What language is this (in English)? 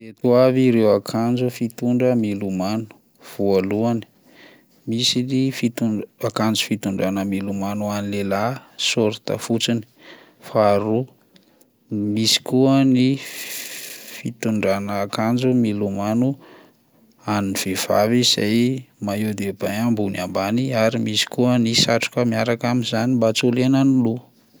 Malagasy